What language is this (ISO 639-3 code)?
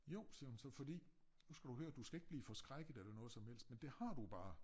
dan